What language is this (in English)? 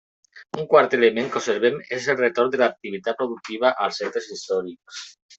Catalan